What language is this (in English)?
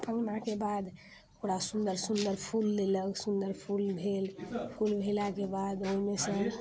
Maithili